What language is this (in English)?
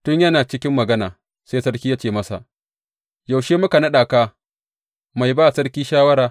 Hausa